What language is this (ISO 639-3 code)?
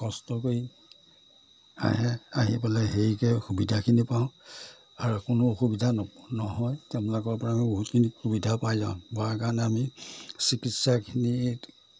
asm